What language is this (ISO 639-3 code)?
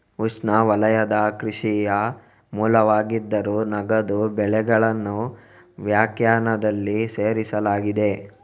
kan